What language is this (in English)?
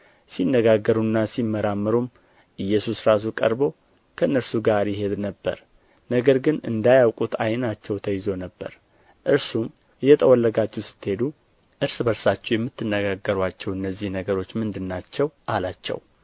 Amharic